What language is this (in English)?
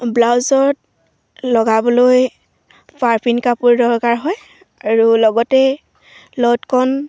Assamese